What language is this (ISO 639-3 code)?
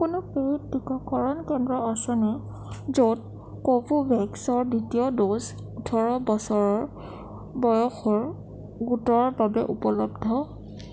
asm